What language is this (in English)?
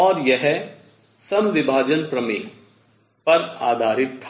Hindi